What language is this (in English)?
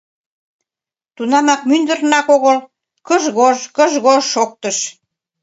Mari